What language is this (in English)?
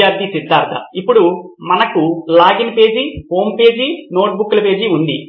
Telugu